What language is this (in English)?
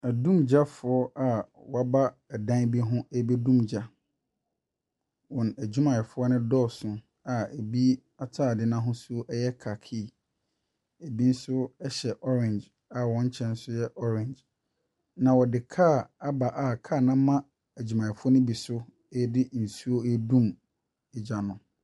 Akan